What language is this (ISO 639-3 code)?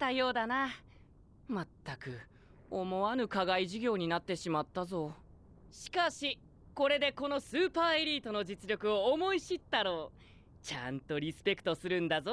jpn